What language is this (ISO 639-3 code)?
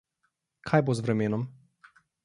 slv